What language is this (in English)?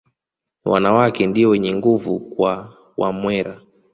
Swahili